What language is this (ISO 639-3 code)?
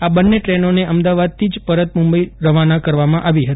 guj